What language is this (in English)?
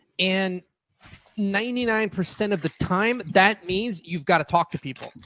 English